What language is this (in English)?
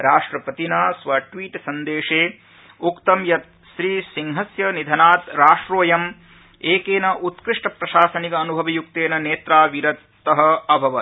Sanskrit